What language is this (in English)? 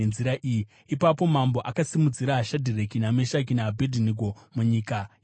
Shona